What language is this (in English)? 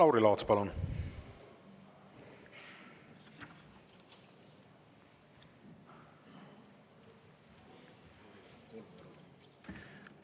Estonian